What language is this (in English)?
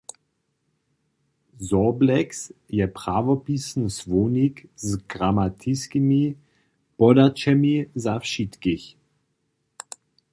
Upper Sorbian